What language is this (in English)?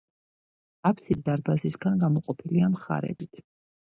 Georgian